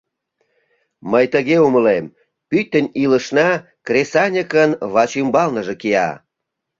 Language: Mari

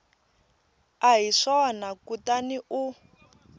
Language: Tsonga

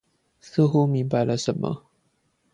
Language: Chinese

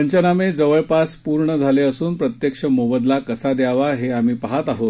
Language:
Marathi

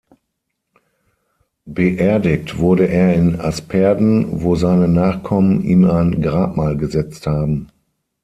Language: German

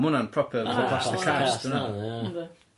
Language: Welsh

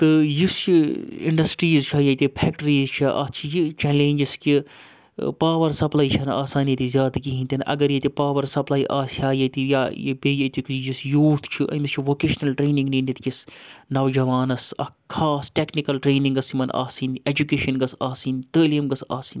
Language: Kashmiri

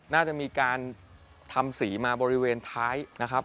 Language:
Thai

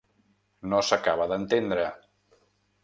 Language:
Catalan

